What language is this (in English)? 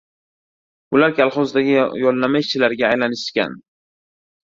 Uzbek